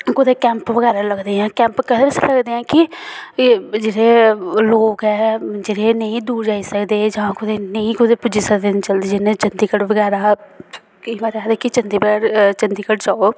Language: Dogri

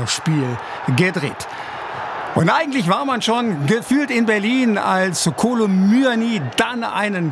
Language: German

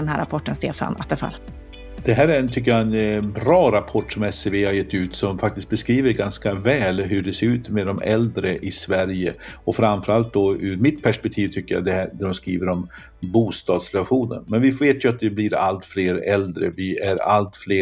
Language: Swedish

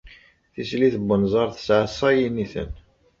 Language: Kabyle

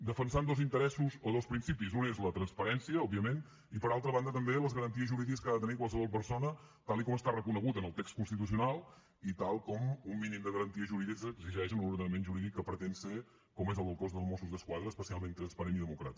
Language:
Catalan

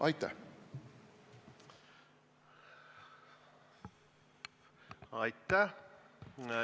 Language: Estonian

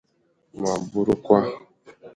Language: Igbo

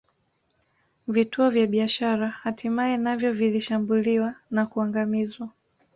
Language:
Swahili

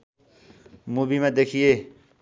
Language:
Nepali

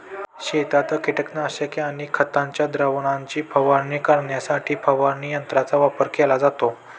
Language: Marathi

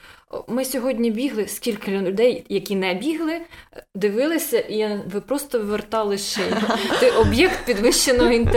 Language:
Ukrainian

